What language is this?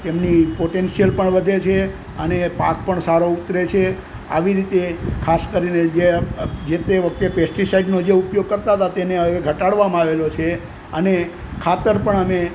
Gujarati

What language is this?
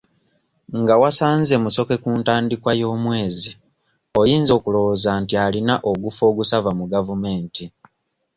Ganda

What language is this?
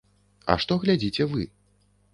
Belarusian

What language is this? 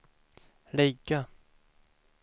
Swedish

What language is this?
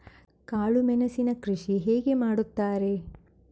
Kannada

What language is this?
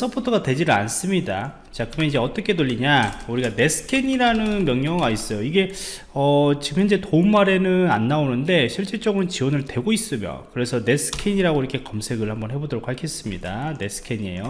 Korean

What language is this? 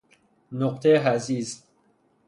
Persian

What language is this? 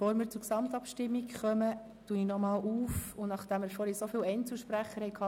Swiss German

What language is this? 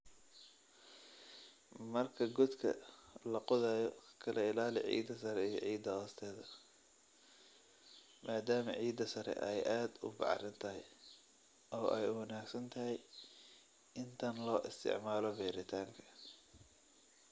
Somali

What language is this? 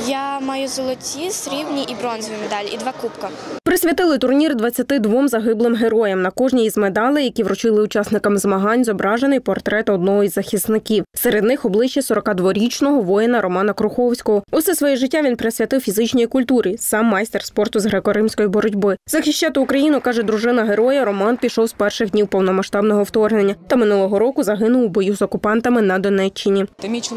Ukrainian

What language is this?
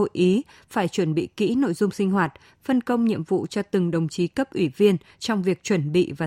Vietnamese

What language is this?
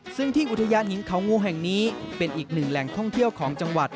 Thai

